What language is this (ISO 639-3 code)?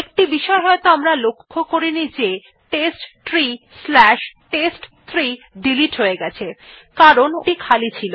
ben